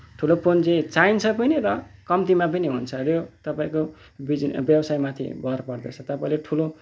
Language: Nepali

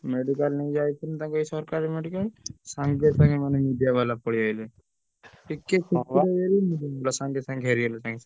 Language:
Odia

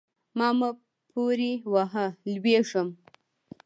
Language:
Pashto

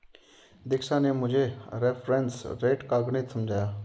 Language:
Hindi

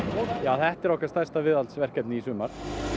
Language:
Icelandic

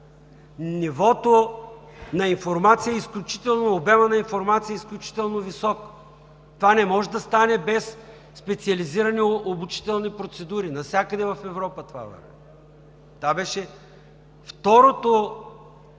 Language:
Bulgarian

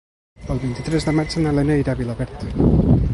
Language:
Catalan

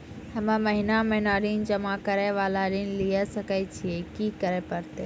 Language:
Maithili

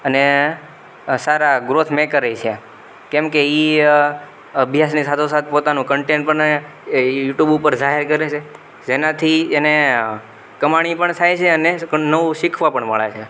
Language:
Gujarati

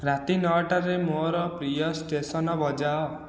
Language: Odia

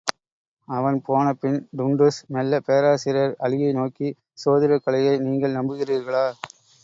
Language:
Tamil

